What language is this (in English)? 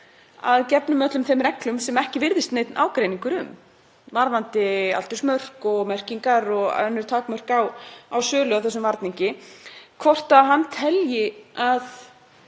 Icelandic